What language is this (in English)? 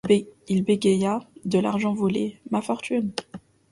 French